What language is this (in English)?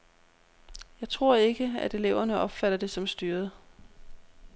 Danish